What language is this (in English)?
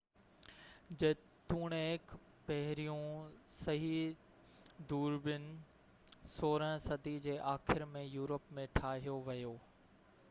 Sindhi